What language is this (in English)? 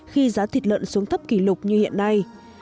Vietnamese